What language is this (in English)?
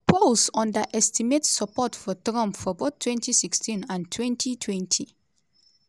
Nigerian Pidgin